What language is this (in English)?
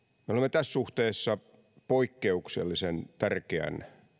Finnish